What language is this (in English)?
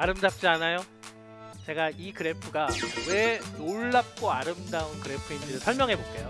Korean